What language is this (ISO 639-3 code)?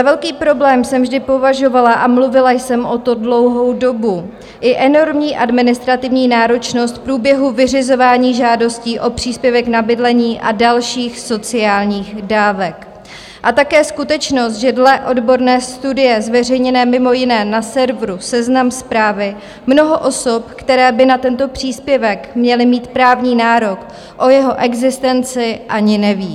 ces